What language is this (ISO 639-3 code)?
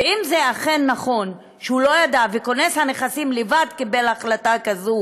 heb